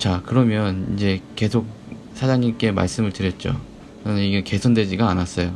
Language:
Korean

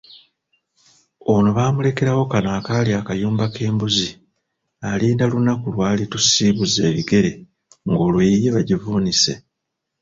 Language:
Ganda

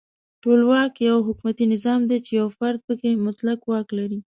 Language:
Pashto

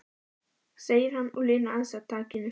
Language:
Icelandic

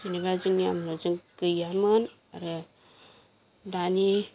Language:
Bodo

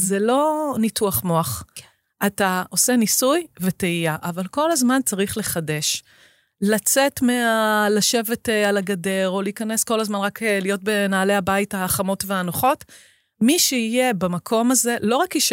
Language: Hebrew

